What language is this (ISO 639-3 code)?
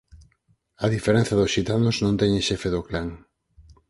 glg